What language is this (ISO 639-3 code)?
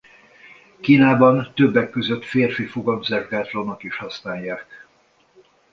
hun